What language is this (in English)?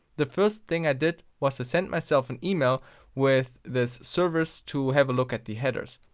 English